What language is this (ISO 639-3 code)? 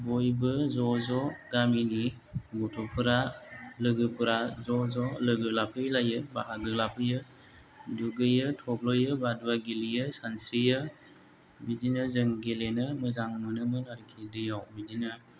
brx